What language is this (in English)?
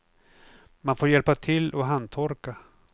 Swedish